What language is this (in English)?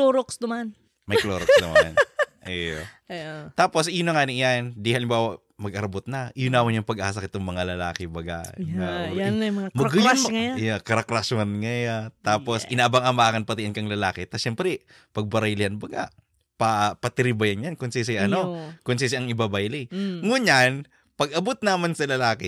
Filipino